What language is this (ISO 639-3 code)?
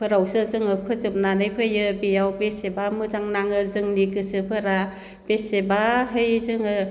brx